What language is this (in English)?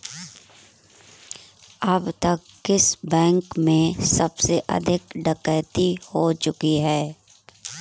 Hindi